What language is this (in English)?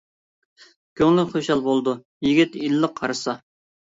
Uyghur